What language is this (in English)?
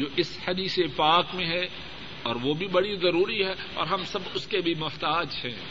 Urdu